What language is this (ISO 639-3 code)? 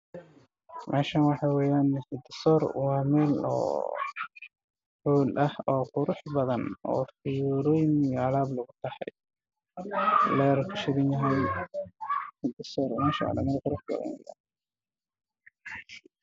som